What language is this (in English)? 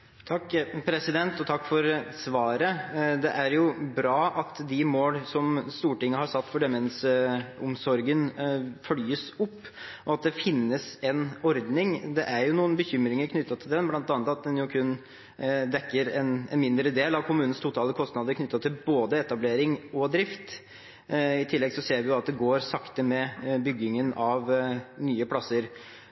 Norwegian Bokmål